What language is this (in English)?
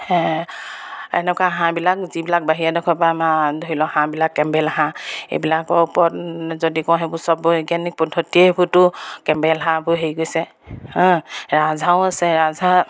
Assamese